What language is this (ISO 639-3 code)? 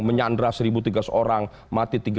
ind